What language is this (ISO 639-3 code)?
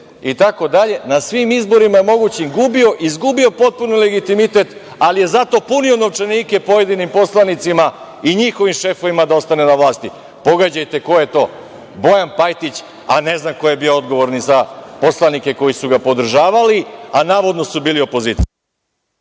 srp